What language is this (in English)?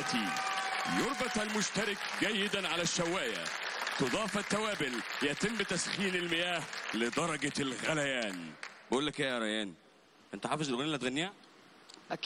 Arabic